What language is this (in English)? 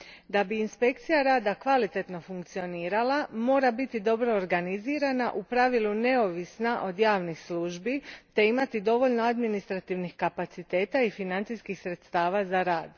Croatian